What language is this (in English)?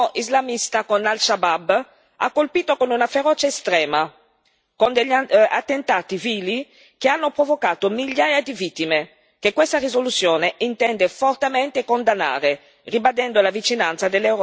Italian